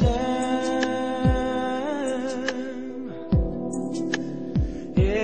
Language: Portuguese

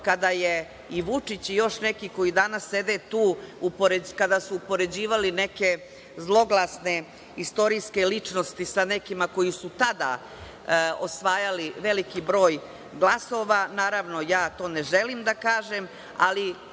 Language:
Serbian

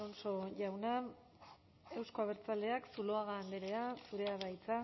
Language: Basque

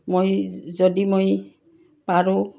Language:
Assamese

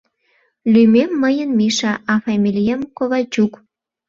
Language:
Mari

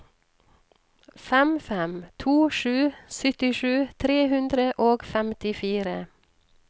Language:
Norwegian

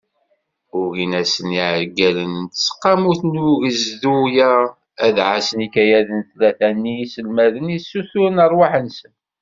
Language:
Kabyle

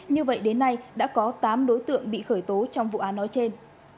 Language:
Vietnamese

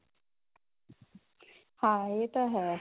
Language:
Punjabi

